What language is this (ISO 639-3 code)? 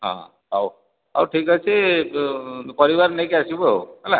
ori